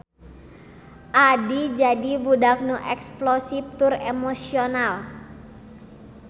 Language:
Sundanese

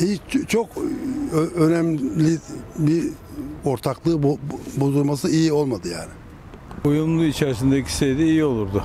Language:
Turkish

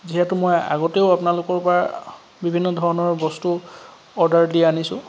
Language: Assamese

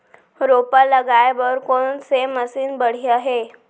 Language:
Chhattisgarhi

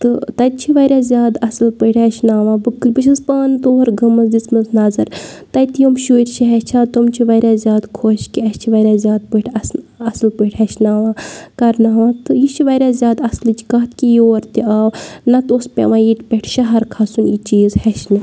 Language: Kashmiri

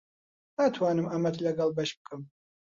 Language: Central Kurdish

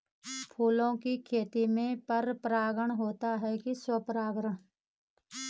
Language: Hindi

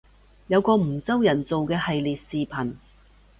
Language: Cantonese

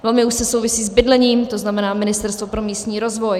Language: Czech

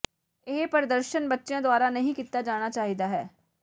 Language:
Punjabi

